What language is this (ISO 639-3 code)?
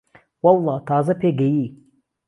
ckb